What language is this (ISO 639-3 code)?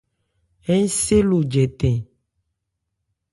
ebr